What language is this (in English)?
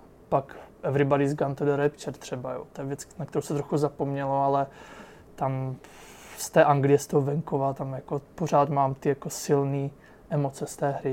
Czech